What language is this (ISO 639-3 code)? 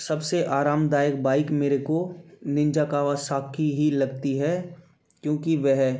hin